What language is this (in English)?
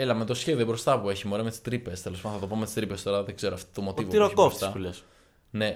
Greek